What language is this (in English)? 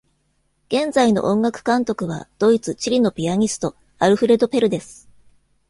Japanese